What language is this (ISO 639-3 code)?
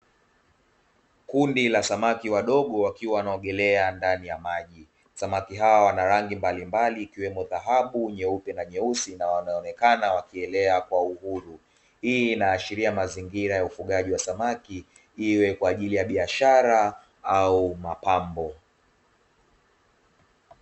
swa